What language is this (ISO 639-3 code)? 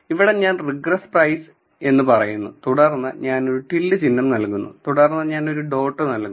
mal